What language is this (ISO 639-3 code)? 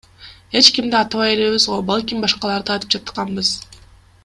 kir